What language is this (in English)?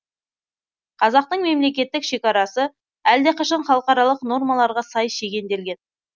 Kazakh